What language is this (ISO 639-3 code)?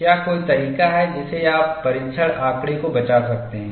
hin